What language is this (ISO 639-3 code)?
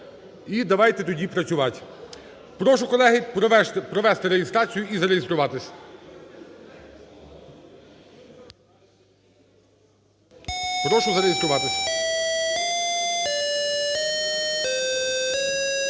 ukr